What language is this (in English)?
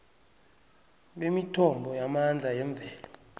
South Ndebele